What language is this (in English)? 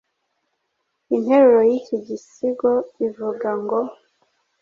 Kinyarwanda